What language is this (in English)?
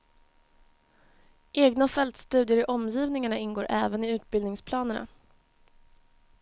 Swedish